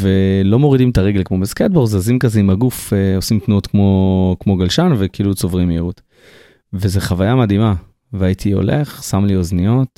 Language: Hebrew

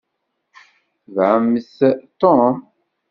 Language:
Kabyle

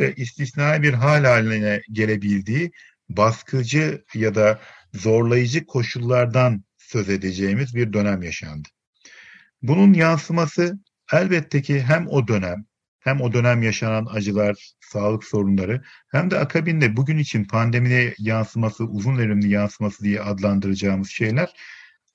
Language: Turkish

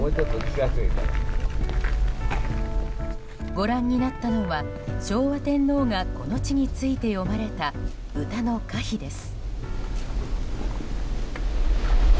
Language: Japanese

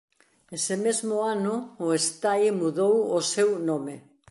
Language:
Galician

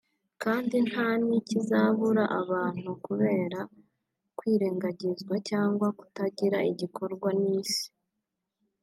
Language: Kinyarwanda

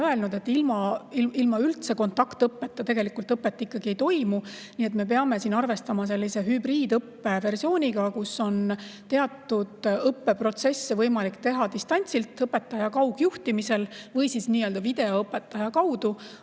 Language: Estonian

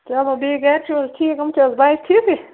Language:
Kashmiri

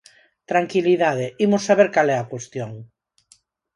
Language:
Galician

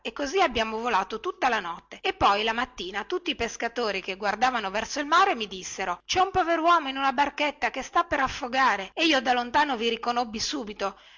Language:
Italian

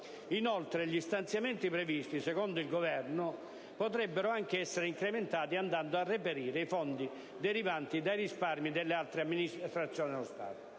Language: Italian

